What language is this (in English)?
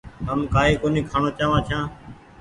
Goaria